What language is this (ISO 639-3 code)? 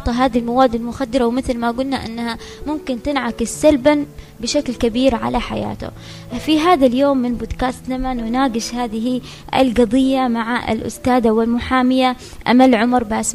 ara